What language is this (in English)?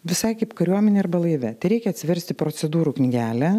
Lithuanian